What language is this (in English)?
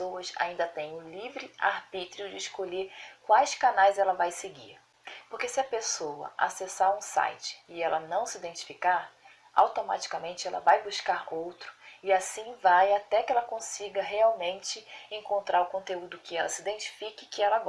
Portuguese